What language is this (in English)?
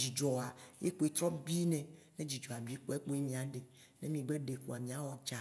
Waci Gbe